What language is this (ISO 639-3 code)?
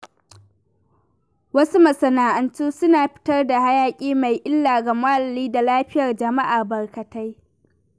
hau